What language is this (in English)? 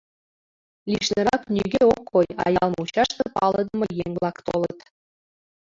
Mari